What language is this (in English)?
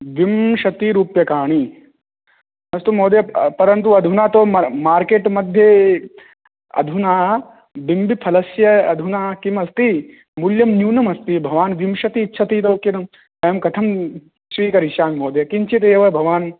Sanskrit